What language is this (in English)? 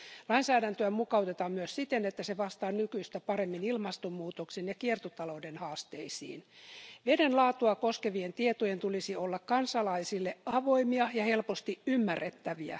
Finnish